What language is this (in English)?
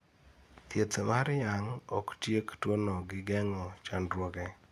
Luo (Kenya and Tanzania)